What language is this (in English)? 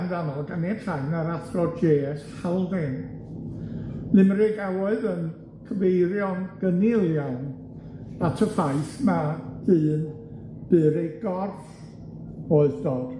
Welsh